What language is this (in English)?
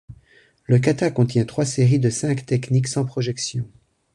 French